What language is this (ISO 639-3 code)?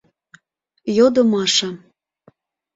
chm